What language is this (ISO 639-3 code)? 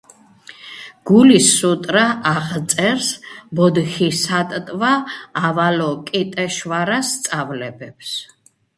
kat